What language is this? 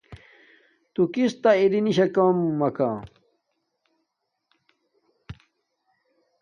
Domaaki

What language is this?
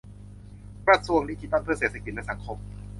Thai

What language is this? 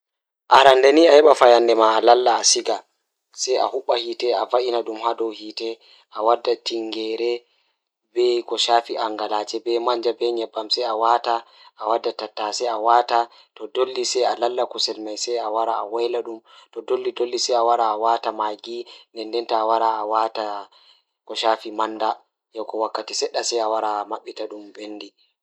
Fula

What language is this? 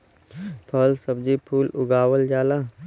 Bhojpuri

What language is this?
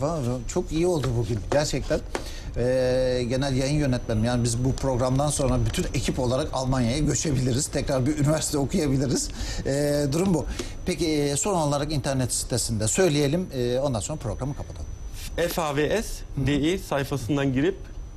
Turkish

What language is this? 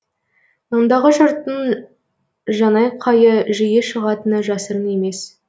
Kazakh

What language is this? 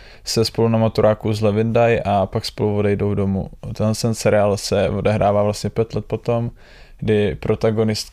Czech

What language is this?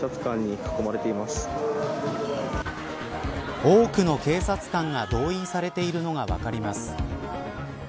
Japanese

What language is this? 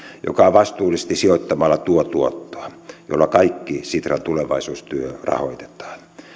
Finnish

